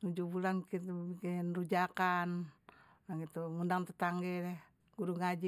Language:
Betawi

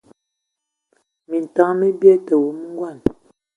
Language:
Ewondo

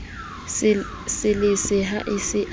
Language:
Southern Sotho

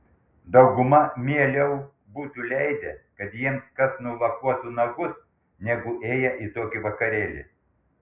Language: Lithuanian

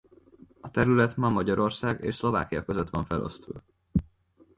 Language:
Hungarian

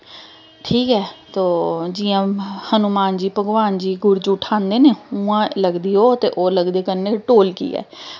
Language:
Dogri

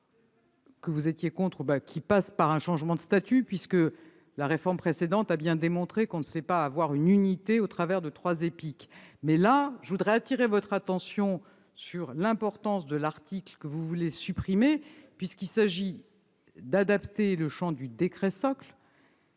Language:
French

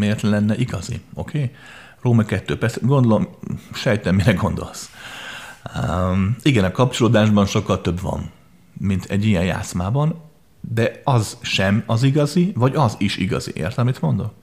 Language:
Hungarian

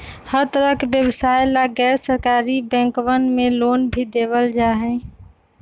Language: Magahi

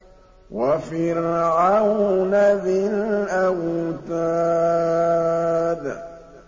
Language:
Arabic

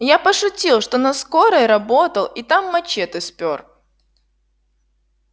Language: Russian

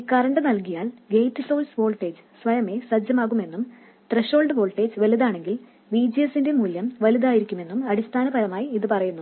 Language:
Malayalam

